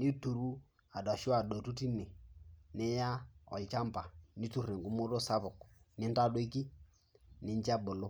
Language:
Masai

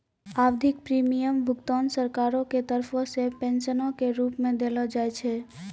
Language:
Maithili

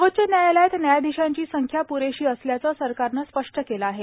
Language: Marathi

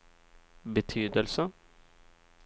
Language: Swedish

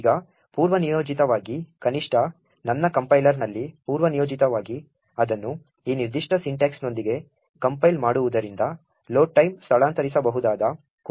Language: Kannada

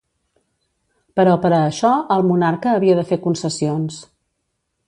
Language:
Catalan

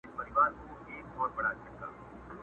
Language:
Pashto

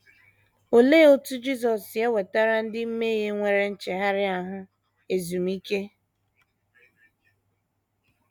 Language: Igbo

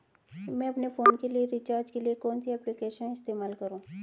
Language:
Hindi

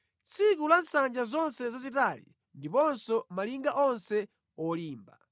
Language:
Nyanja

